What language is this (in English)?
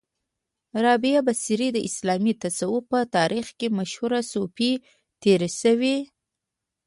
Pashto